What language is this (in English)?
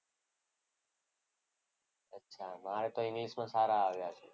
Gujarati